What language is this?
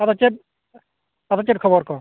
Santali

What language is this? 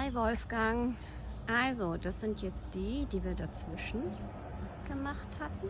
German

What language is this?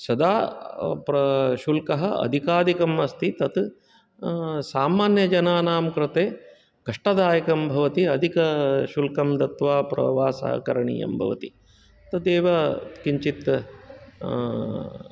Sanskrit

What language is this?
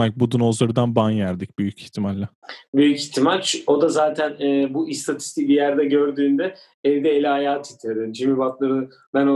Turkish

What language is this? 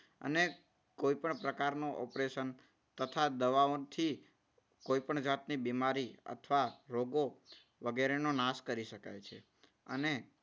Gujarati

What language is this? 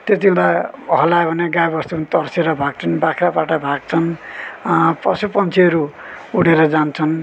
Nepali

